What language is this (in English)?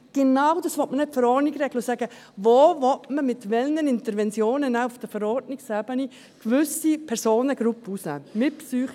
Swiss German